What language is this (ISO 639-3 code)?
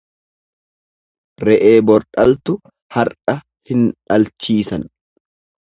orm